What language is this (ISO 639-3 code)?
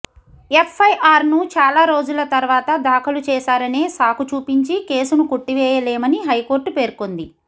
tel